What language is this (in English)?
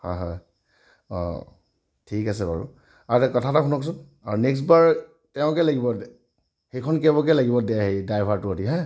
Assamese